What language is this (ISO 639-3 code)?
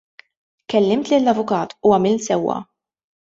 mlt